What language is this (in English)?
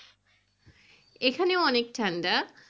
Bangla